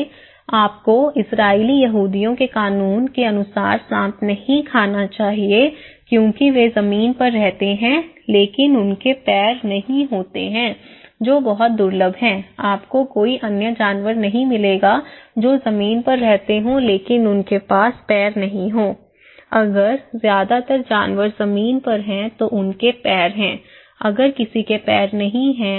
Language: Hindi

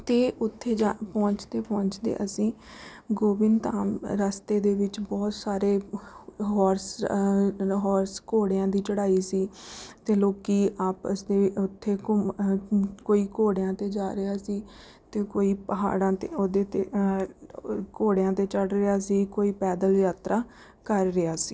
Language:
Punjabi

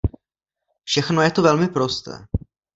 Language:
Czech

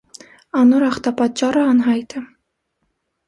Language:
Armenian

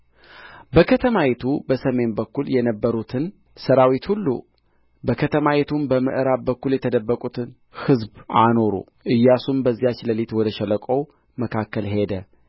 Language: Amharic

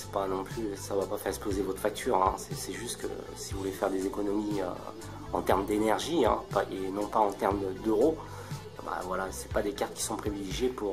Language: French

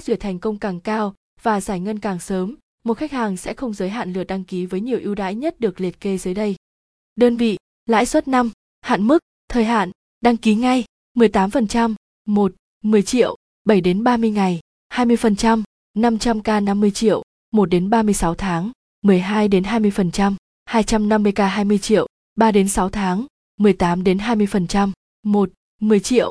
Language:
Vietnamese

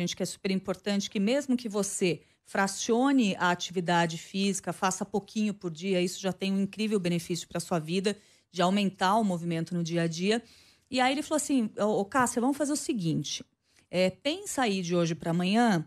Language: Portuguese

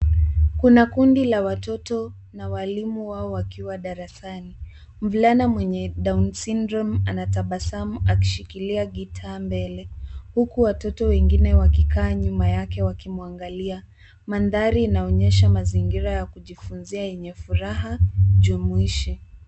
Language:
Swahili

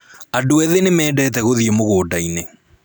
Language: Kikuyu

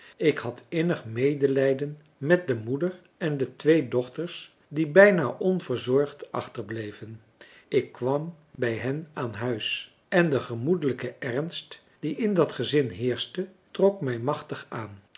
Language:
Dutch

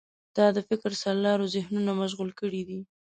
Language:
Pashto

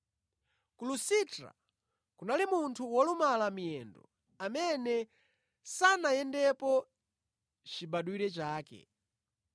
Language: Nyanja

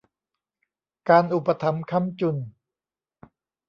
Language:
Thai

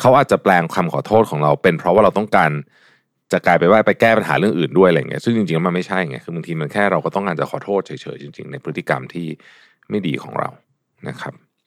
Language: Thai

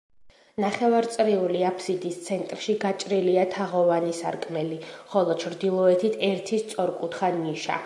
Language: Georgian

